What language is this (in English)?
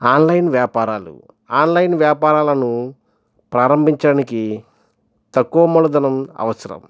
Telugu